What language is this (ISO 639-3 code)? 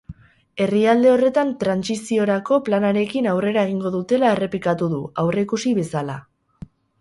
eus